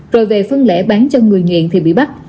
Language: Vietnamese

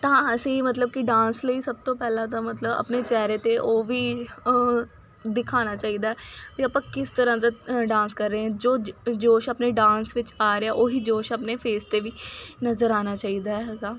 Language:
Punjabi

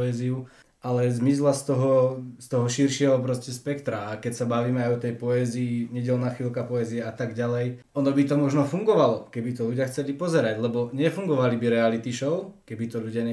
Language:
Slovak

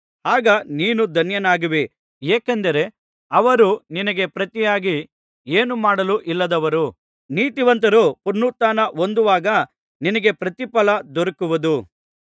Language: Kannada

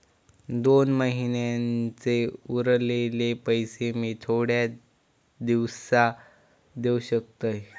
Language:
Marathi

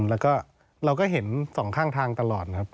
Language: Thai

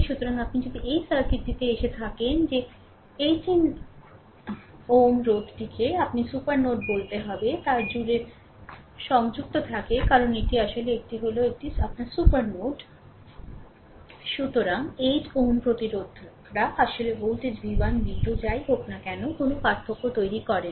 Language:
Bangla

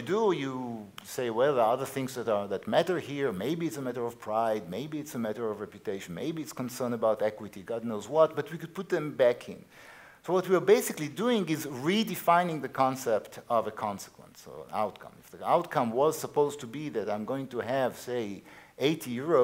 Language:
English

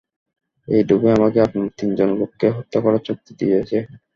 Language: Bangla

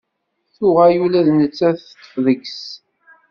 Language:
Kabyle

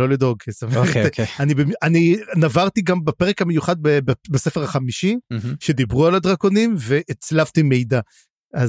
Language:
Hebrew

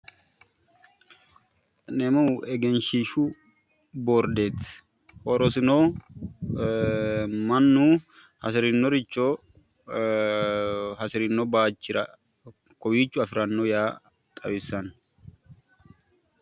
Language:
Sidamo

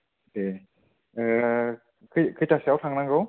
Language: Bodo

